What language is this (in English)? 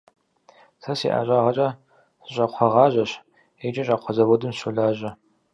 Kabardian